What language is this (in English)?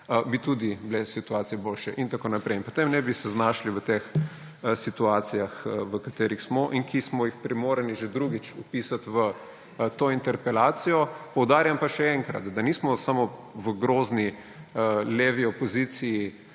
Slovenian